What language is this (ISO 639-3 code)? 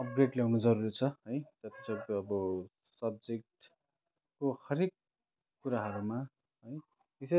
nep